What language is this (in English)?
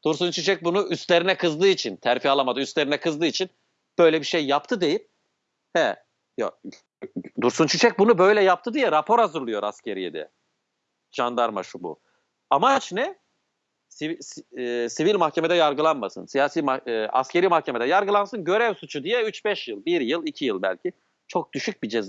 Turkish